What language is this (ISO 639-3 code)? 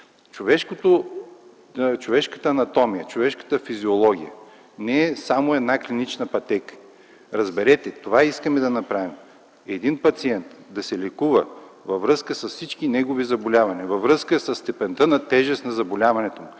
bul